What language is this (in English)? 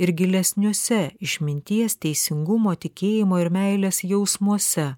Lithuanian